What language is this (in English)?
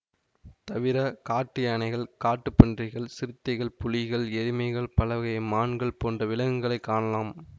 Tamil